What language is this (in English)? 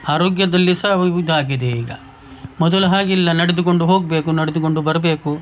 Kannada